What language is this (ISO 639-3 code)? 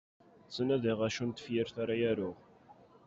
kab